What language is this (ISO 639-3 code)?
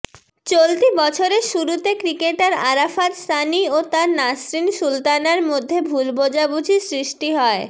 ben